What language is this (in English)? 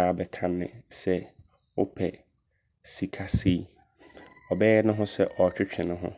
Abron